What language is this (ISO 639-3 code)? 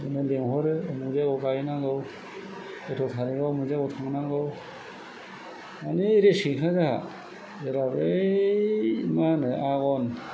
brx